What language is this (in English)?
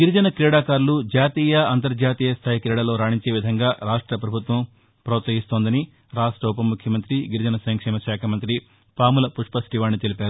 Telugu